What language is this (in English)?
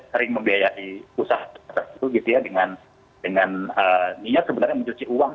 Indonesian